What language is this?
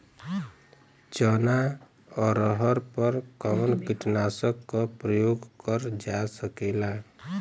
Bhojpuri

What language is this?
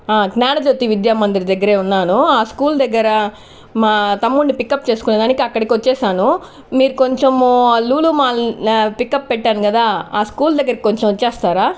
Telugu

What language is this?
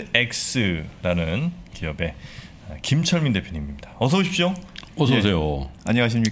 Korean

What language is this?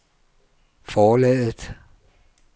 Danish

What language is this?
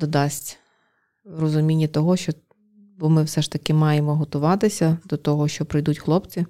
Ukrainian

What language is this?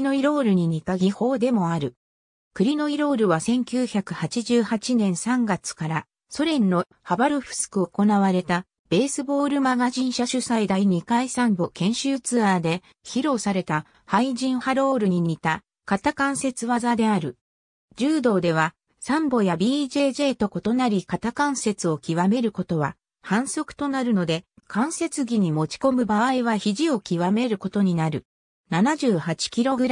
Japanese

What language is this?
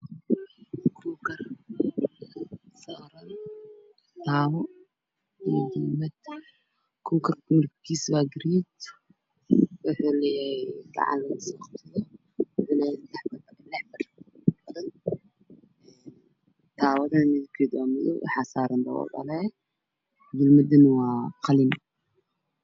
Somali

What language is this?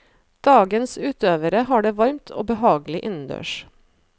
Norwegian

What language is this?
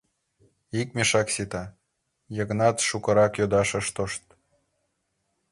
Mari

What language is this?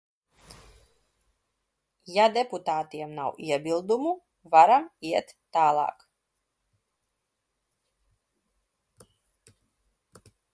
Latvian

